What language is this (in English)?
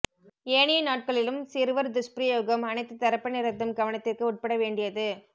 Tamil